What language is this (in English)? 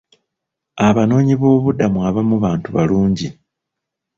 Ganda